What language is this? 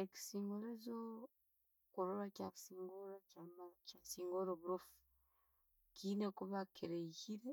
Tooro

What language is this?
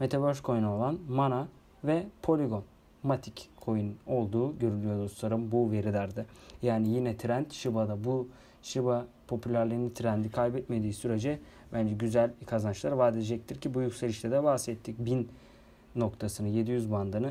Turkish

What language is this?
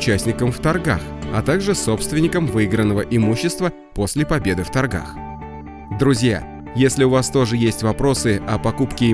Russian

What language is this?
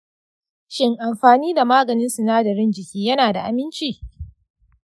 Hausa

